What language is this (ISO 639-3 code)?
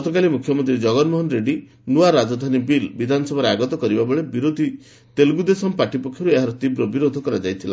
ori